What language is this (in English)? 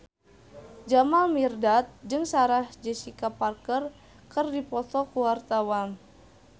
Sundanese